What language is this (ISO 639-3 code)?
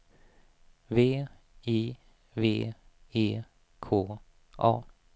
swe